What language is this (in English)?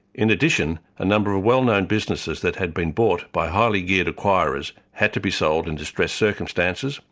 English